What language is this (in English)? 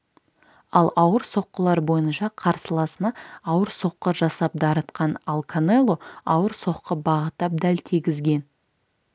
Kazakh